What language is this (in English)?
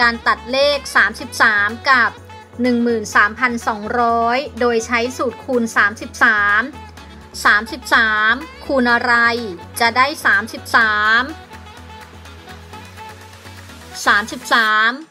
Thai